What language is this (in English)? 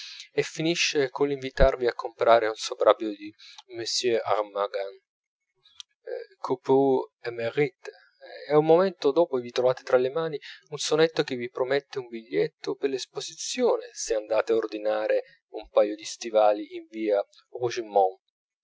Italian